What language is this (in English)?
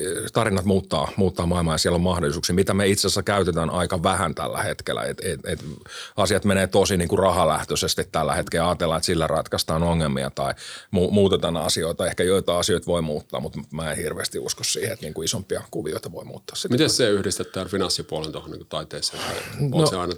Finnish